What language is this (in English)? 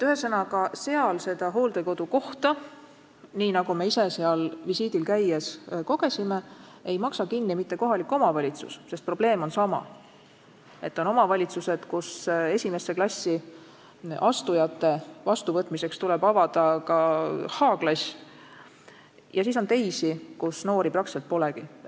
Estonian